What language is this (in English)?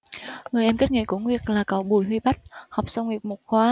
Vietnamese